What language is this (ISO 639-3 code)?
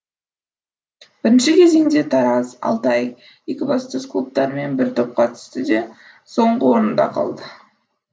kaz